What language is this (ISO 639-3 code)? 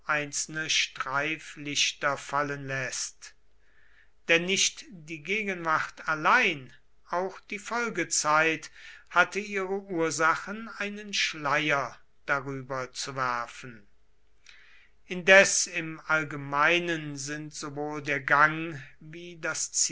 deu